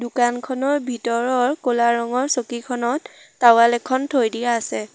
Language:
Assamese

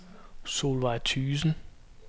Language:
Danish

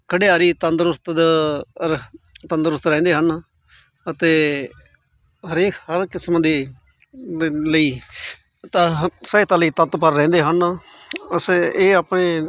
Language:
Punjabi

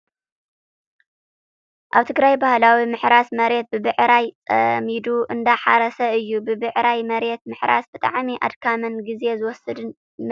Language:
Tigrinya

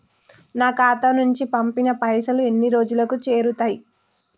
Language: Telugu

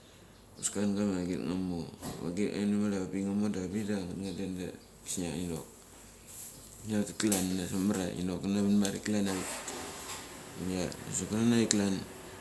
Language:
Mali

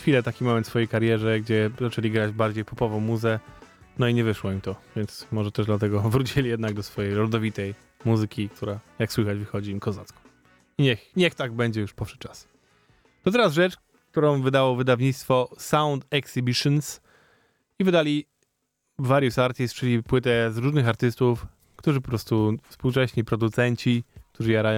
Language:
Polish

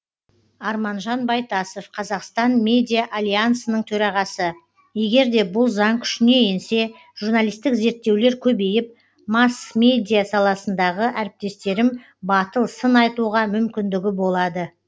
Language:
Kazakh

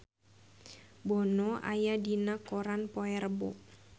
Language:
Sundanese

